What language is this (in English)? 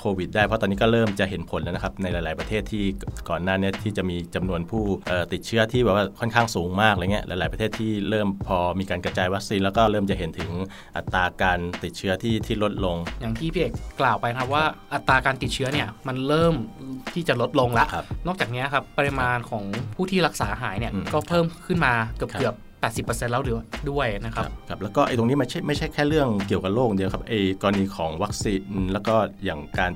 Thai